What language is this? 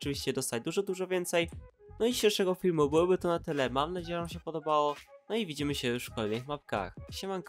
Polish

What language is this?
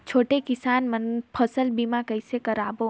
Chhattisgarhi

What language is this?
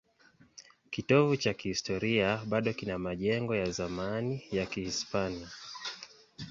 Swahili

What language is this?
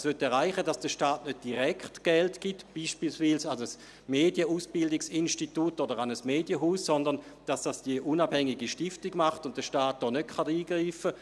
Swiss German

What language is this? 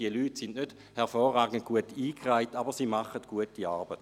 Swiss German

